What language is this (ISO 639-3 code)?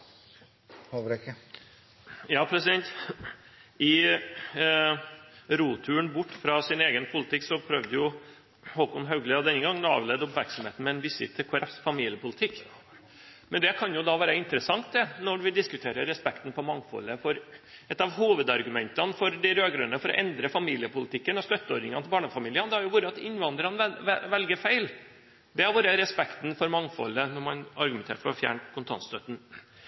nob